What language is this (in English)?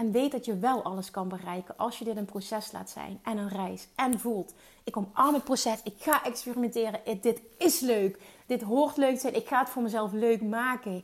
Dutch